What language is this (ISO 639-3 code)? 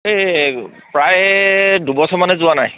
asm